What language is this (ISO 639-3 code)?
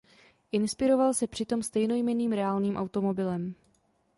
ces